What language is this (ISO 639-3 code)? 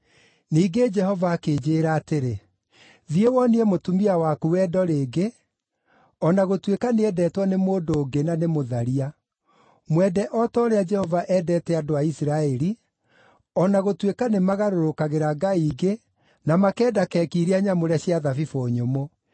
kik